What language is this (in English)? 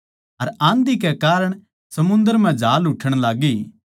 Haryanvi